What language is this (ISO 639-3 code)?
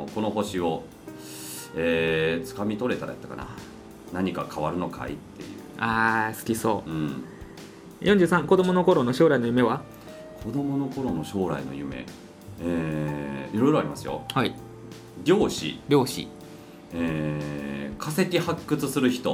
jpn